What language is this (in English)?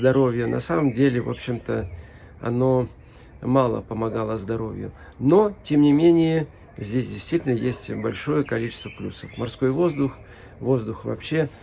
Russian